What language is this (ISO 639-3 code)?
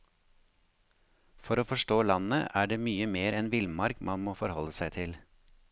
nor